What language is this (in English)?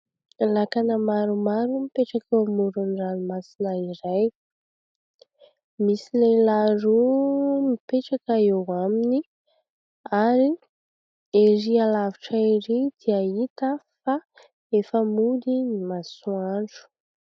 Malagasy